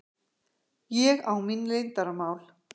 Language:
Icelandic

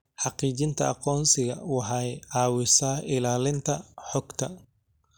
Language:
Somali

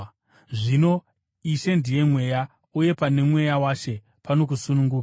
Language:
Shona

